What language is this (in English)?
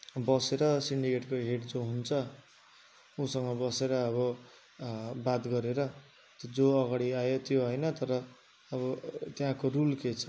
Nepali